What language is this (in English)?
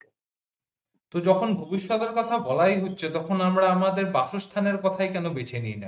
Bangla